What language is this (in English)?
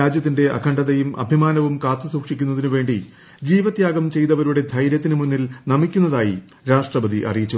Malayalam